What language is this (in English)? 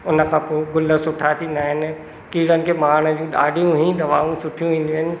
Sindhi